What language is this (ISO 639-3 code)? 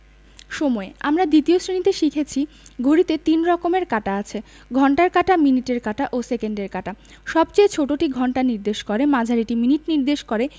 ben